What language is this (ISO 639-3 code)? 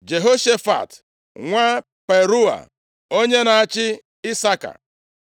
ibo